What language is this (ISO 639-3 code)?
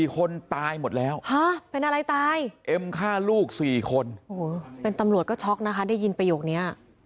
tha